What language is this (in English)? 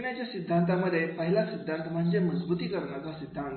Marathi